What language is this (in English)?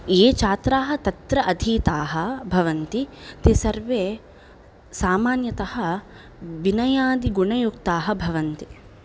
Sanskrit